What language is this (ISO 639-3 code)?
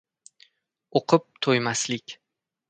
uzb